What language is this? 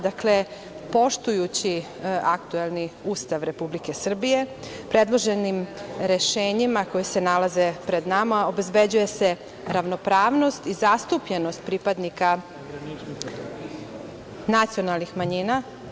Serbian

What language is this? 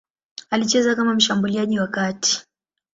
Swahili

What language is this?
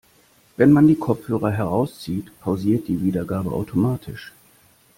German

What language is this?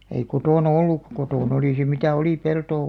Finnish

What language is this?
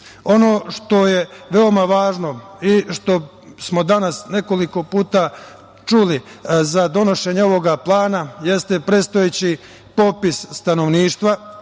Serbian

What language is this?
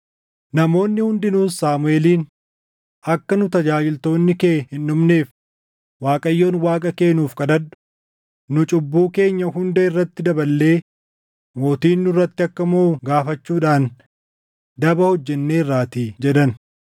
Oromo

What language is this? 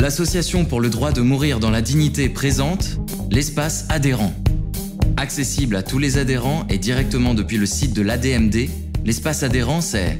French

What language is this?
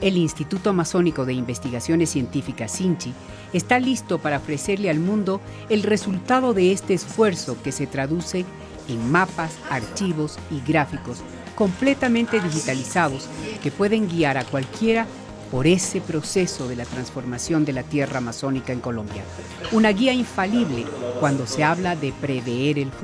Spanish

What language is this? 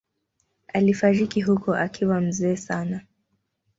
Swahili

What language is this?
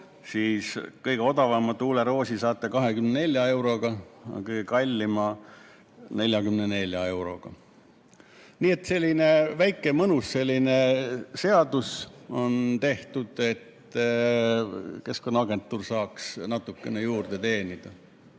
Estonian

